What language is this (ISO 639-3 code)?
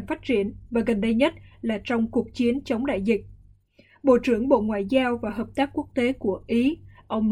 vie